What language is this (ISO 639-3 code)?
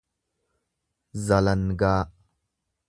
orm